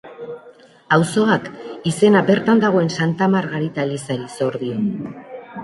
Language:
Basque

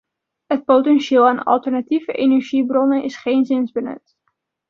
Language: Dutch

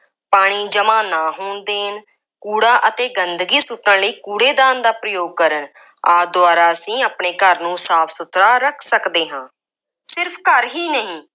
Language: Punjabi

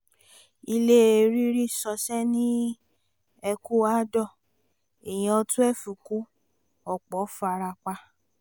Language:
Yoruba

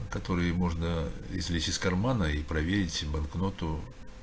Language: Russian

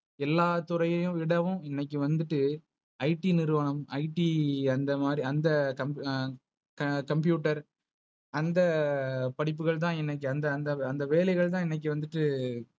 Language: Tamil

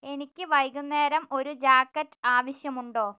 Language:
Malayalam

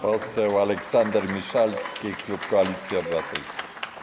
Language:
Polish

